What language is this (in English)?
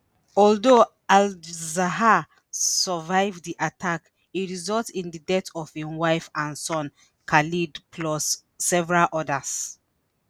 Nigerian Pidgin